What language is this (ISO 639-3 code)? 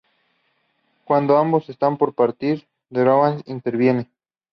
spa